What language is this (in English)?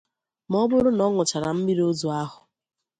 Igbo